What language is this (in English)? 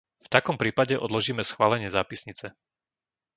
Slovak